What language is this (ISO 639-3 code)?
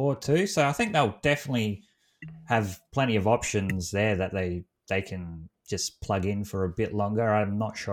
eng